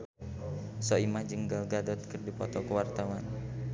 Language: Sundanese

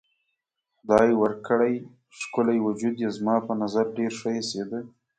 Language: Pashto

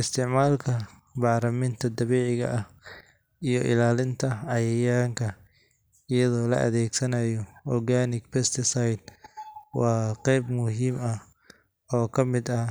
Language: Somali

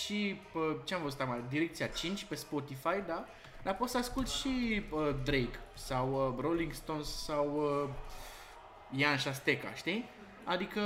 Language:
Romanian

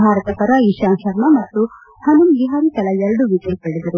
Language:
Kannada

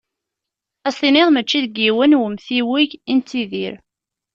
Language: Kabyle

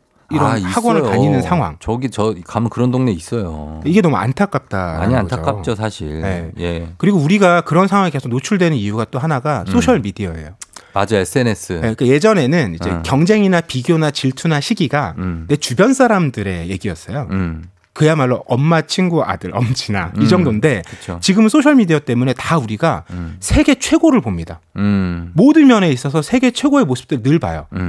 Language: Korean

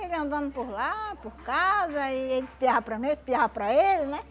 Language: Portuguese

